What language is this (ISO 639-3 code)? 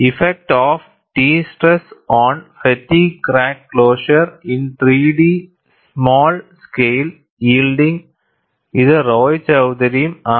mal